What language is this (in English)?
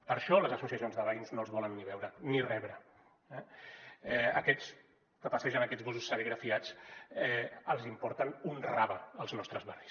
Catalan